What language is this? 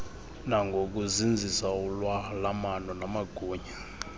Xhosa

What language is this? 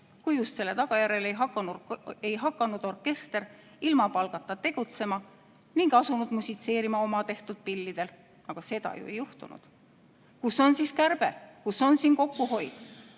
Estonian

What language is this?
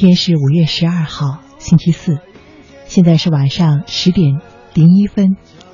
Chinese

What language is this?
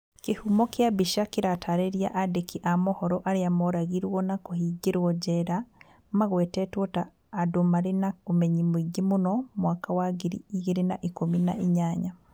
Kikuyu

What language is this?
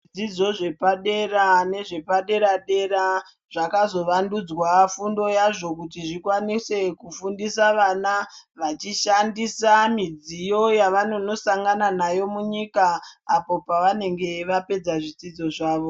Ndau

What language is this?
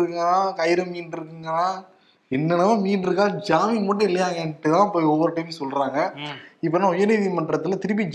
Tamil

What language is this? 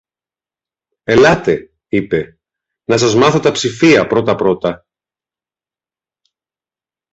Greek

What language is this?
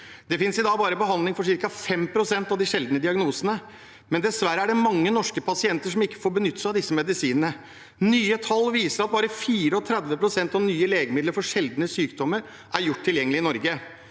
Norwegian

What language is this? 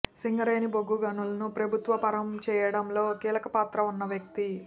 Telugu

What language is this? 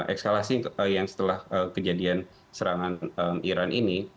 Indonesian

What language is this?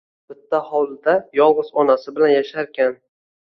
Uzbek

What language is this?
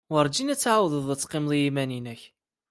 Kabyle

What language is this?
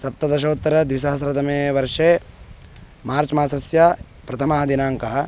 Sanskrit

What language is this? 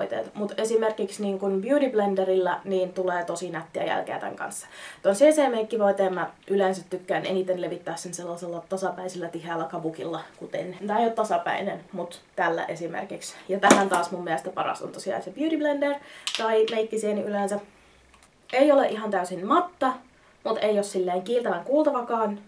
Finnish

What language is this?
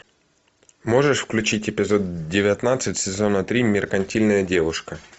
Russian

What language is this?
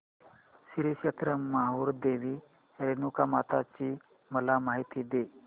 Marathi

